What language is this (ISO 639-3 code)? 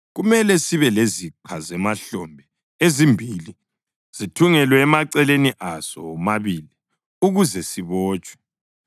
nde